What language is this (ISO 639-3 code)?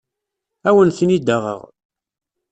kab